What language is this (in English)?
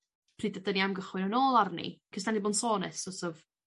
Welsh